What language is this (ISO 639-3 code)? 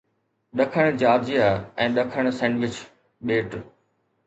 snd